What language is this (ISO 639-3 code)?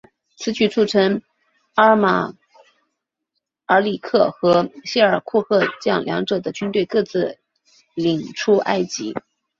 zho